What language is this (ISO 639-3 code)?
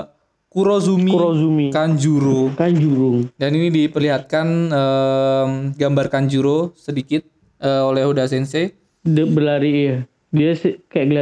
ind